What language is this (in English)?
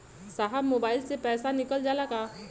Bhojpuri